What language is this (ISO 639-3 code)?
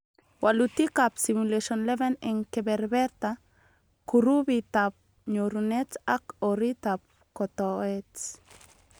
kln